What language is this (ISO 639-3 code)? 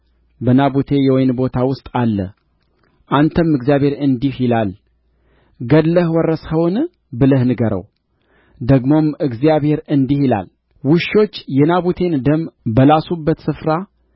amh